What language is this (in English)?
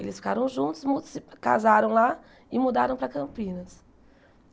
Portuguese